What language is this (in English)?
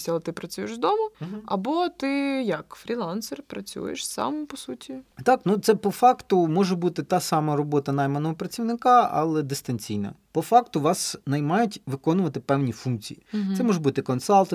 Ukrainian